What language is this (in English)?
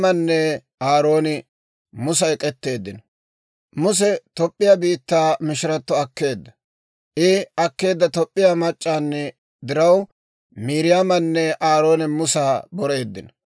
Dawro